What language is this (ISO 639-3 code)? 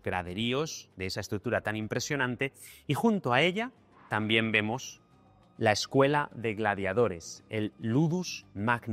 spa